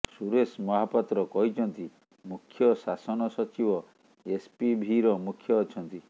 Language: Odia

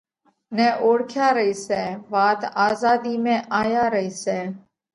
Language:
Parkari Koli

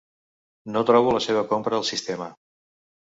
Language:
Catalan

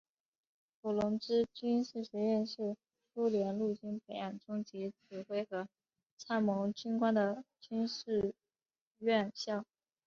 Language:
Chinese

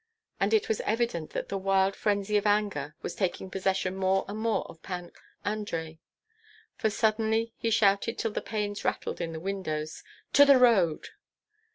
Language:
English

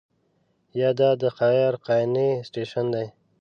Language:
Pashto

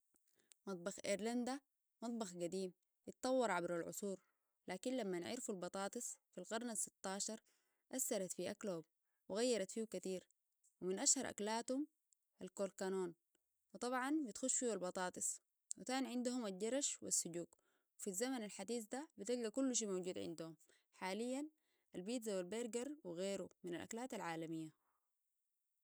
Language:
Sudanese Arabic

